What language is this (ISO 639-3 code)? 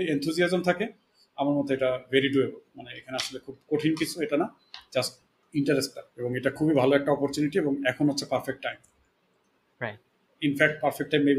ben